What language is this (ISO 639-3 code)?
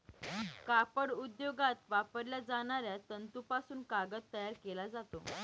mar